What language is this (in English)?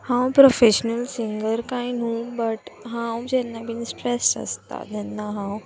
Konkani